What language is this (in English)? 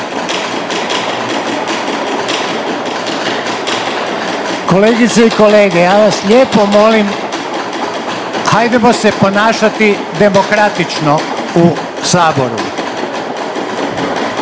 Croatian